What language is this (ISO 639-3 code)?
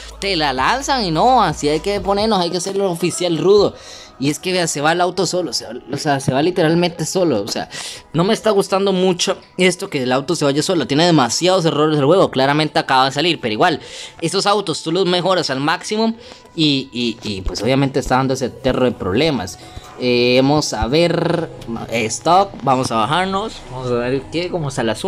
spa